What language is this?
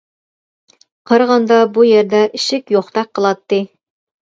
Uyghur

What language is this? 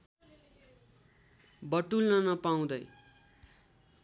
Nepali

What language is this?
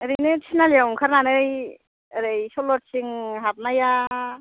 Bodo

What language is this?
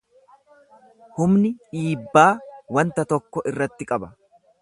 Oromo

